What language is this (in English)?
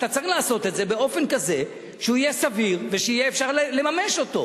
Hebrew